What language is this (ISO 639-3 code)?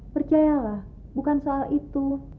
ind